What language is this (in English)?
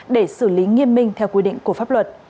Vietnamese